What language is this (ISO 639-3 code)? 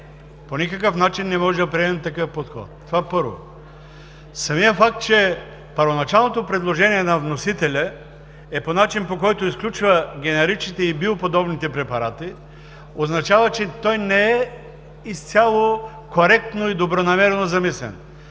bul